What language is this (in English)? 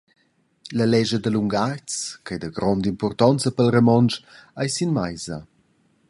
Romansh